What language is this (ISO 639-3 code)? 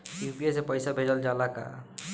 bho